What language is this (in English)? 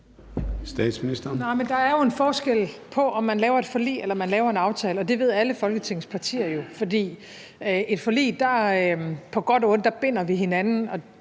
Danish